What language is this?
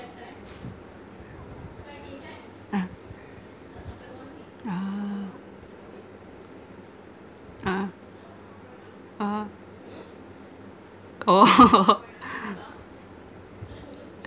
English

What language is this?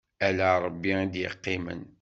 Kabyle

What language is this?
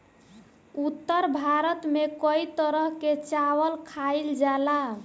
Bhojpuri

